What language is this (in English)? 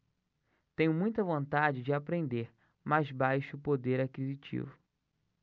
Portuguese